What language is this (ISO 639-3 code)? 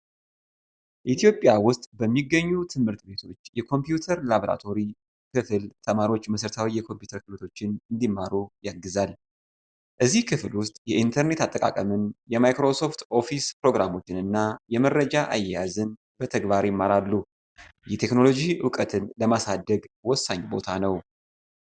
amh